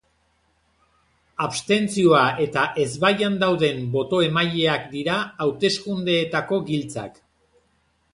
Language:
Basque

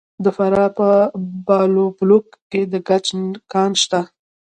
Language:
Pashto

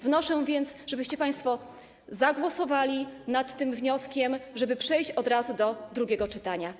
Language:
Polish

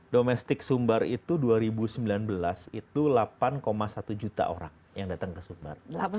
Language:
Indonesian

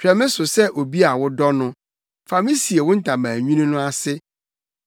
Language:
Akan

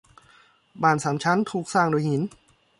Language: Thai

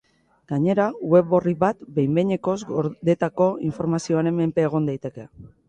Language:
Basque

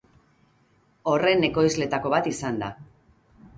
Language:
Basque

